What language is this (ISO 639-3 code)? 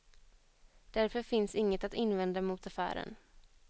swe